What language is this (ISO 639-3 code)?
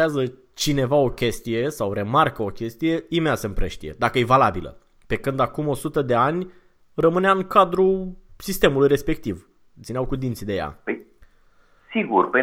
ron